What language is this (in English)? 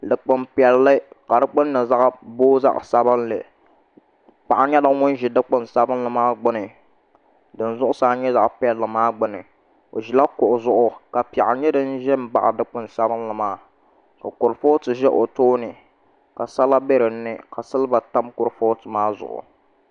Dagbani